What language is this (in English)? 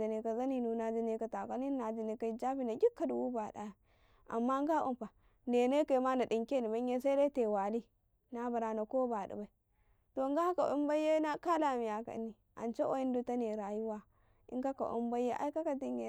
Karekare